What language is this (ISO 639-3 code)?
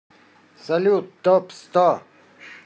rus